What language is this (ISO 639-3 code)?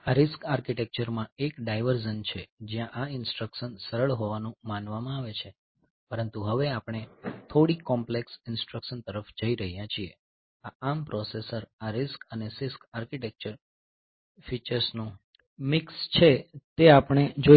guj